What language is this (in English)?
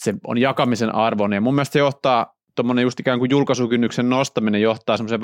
Finnish